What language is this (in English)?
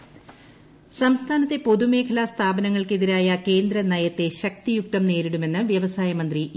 Malayalam